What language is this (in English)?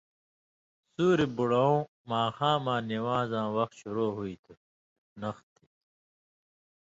Indus Kohistani